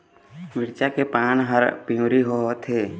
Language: Chhattisgarhi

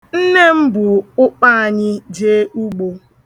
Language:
Igbo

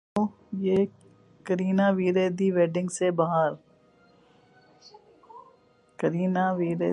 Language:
Urdu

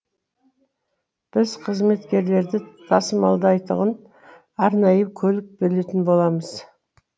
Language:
Kazakh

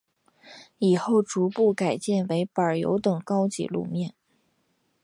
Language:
Chinese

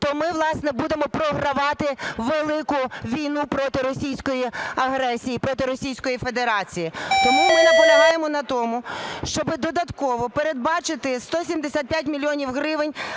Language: Ukrainian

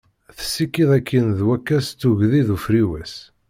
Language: Kabyle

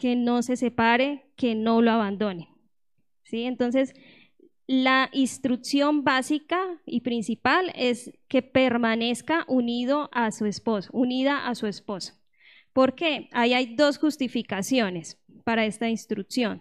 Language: Spanish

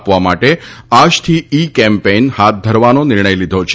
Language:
Gujarati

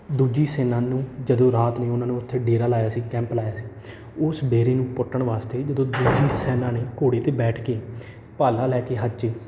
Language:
Punjabi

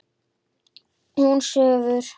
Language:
Icelandic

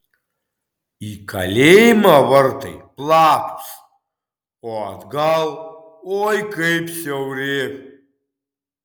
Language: Lithuanian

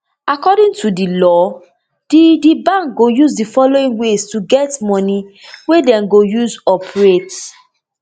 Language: Nigerian Pidgin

